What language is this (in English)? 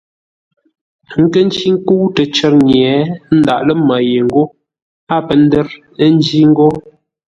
Ngombale